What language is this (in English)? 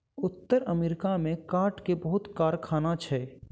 Maithili